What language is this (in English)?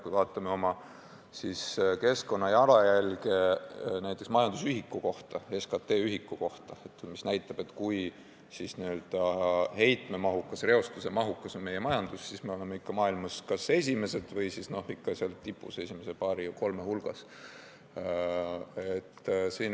Estonian